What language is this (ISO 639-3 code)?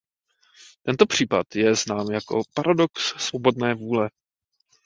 ces